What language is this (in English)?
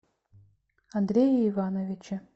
Russian